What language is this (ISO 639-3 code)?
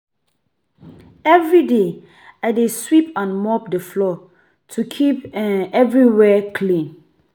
pcm